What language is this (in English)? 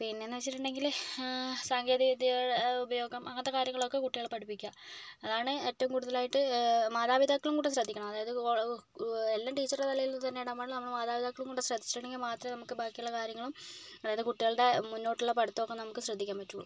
Malayalam